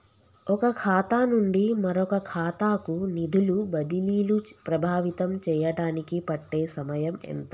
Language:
Telugu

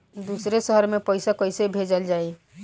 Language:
Bhojpuri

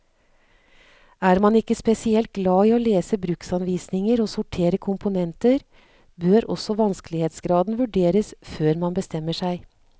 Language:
Norwegian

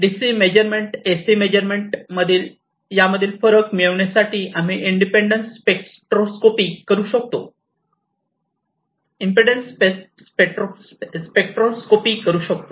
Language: Marathi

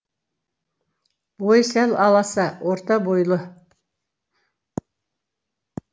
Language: Kazakh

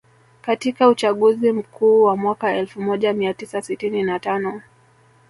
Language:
Swahili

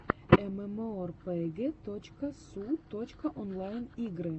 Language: Russian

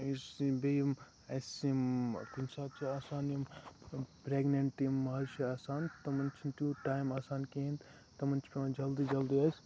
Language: Kashmiri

